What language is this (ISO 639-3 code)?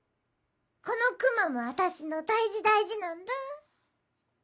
jpn